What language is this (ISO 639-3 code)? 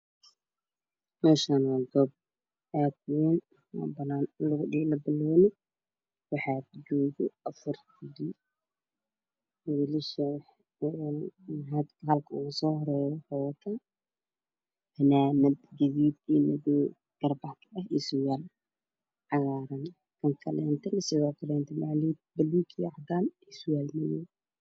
som